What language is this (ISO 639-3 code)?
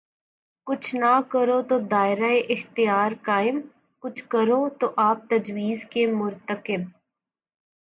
urd